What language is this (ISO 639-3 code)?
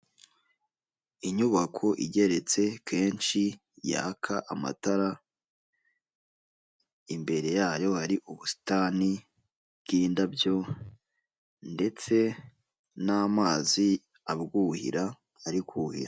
kin